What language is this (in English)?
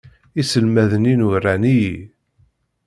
Kabyle